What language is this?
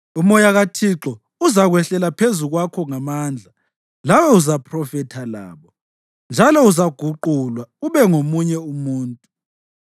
North Ndebele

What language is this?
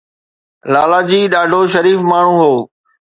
Sindhi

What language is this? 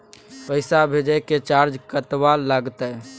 Maithili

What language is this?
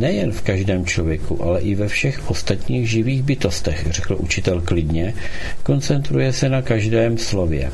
Czech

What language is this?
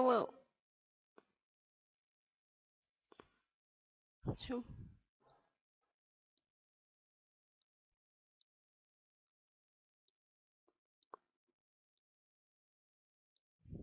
Russian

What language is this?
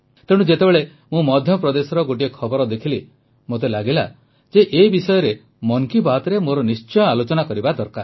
Odia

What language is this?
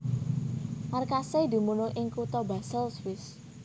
Javanese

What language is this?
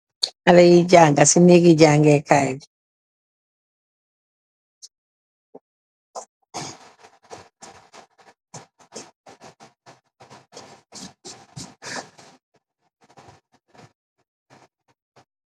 Wolof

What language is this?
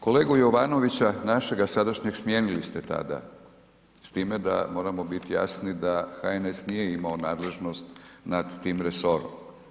Croatian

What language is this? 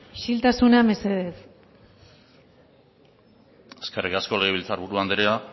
Basque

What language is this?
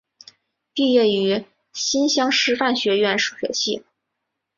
Chinese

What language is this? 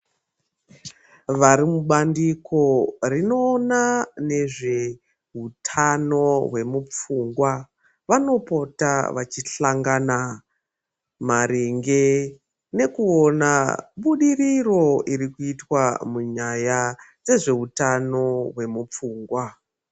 Ndau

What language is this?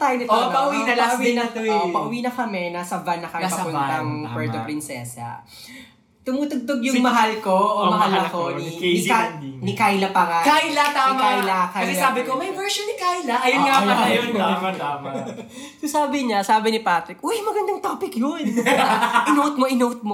Filipino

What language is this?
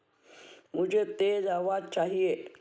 Hindi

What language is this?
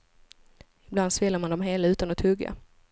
Swedish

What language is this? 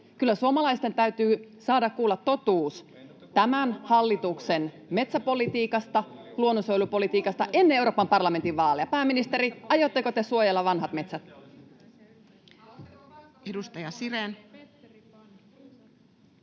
Finnish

